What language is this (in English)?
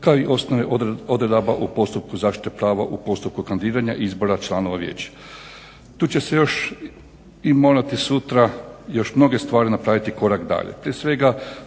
Croatian